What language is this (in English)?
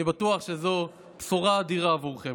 Hebrew